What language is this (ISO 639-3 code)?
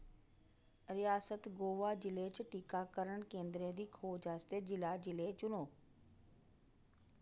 doi